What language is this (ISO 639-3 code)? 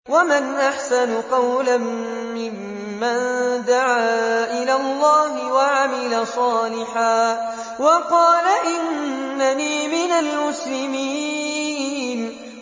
ara